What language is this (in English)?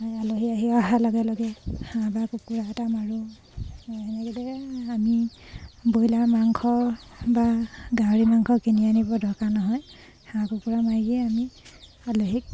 Assamese